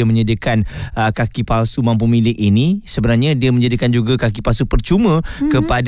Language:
Malay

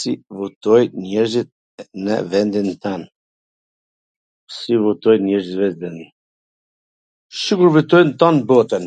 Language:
Gheg Albanian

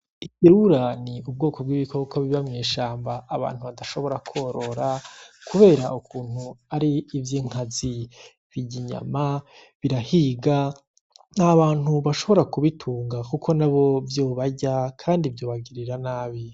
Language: Rundi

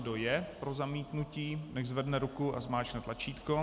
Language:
Czech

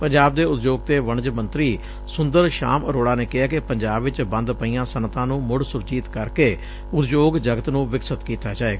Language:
Punjabi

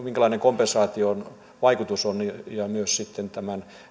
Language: Finnish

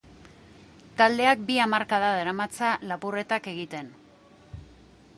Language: Basque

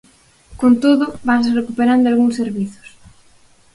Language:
Galician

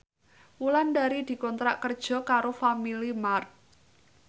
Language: Javanese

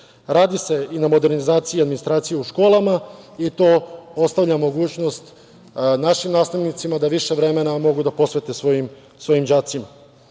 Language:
Serbian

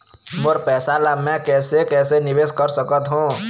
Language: Chhattisgarhi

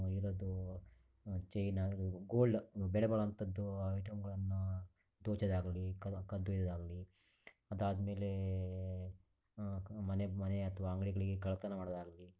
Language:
Kannada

